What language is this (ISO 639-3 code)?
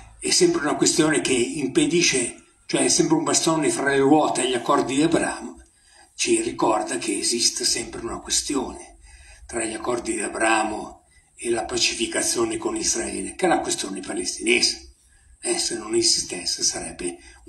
ita